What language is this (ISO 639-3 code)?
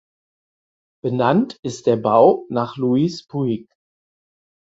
deu